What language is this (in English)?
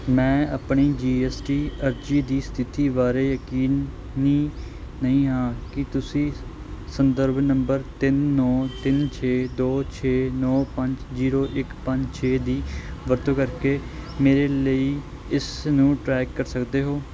Punjabi